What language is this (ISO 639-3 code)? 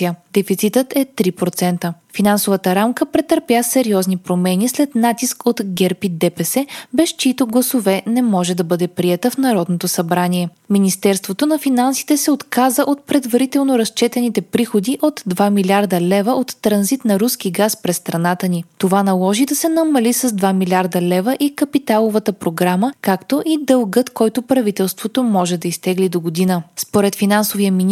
bul